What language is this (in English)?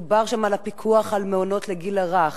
Hebrew